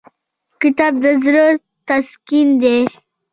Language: Pashto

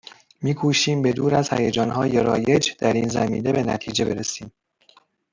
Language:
Persian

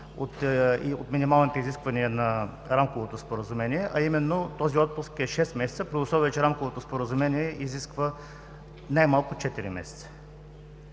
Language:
Bulgarian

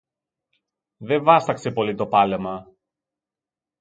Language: Greek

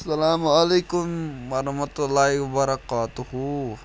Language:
Kashmiri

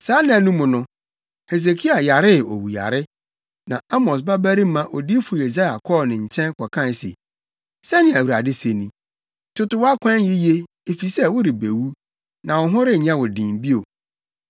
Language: Akan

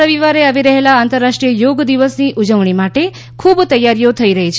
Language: Gujarati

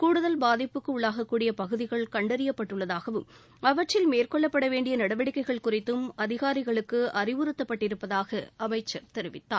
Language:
Tamil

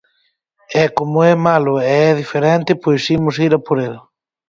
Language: Galician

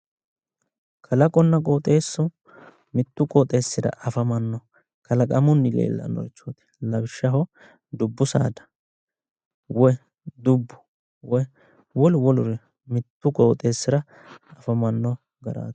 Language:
Sidamo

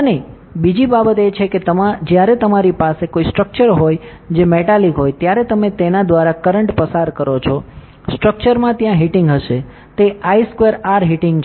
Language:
Gujarati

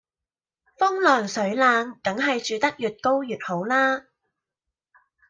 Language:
Cantonese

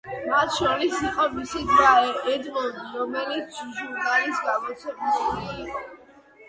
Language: Georgian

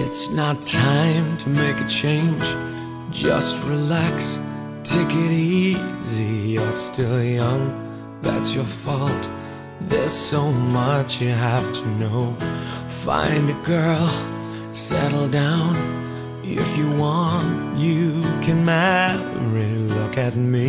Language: Persian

